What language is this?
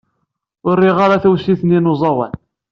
Kabyle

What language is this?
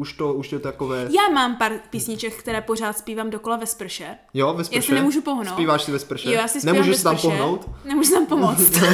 Czech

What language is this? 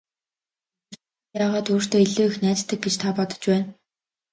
Mongolian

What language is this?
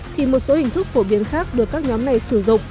Vietnamese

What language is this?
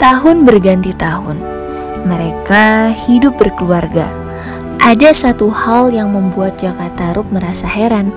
Indonesian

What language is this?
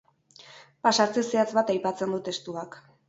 Basque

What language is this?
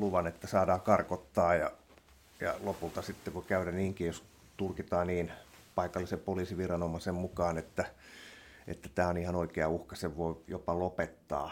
Finnish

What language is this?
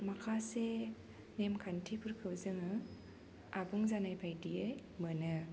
Bodo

